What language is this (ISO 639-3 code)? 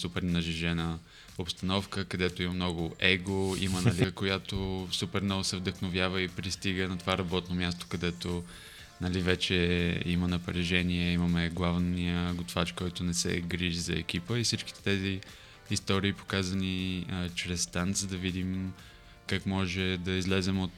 bul